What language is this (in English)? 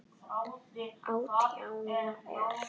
Icelandic